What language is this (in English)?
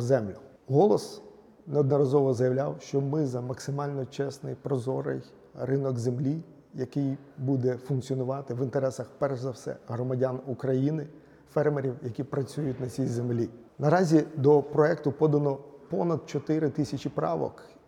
Ukrainian